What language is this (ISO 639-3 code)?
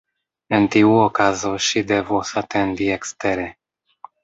epo